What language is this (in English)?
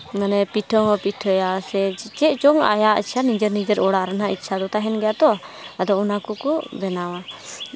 Santali